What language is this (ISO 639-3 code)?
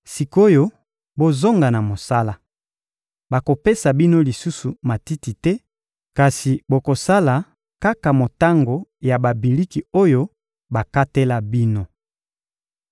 lin